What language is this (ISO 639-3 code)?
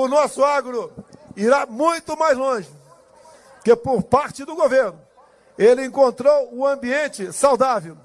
por